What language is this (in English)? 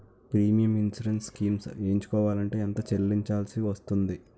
Telugu